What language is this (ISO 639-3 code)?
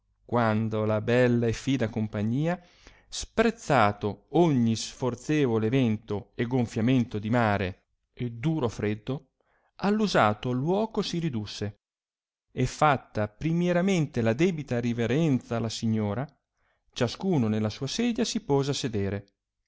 ita